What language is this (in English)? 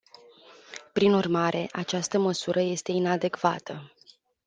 Romanian